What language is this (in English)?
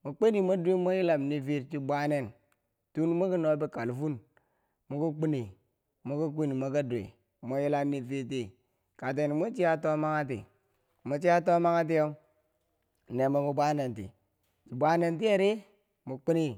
Bangwinji